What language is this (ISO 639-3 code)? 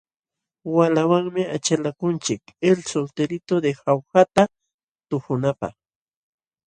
qxw